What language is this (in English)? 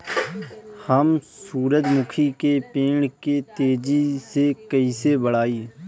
Bhojpuri